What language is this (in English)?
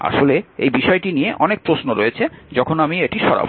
Bangla